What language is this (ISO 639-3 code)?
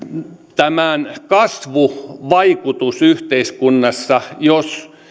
fin